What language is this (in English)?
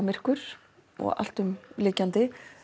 Icelandic